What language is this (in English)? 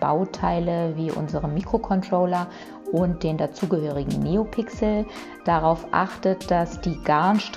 German